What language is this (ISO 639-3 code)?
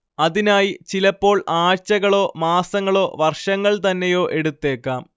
mal